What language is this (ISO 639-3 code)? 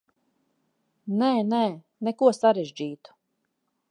lav